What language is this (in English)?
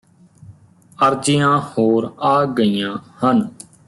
Punjabi